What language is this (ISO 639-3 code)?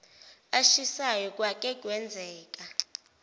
zul